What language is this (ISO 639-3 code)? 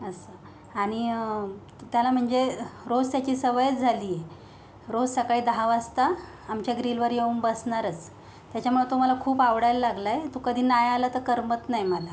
mar